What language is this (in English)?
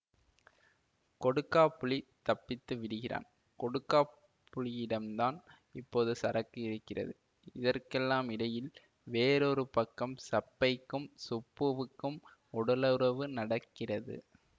Tamil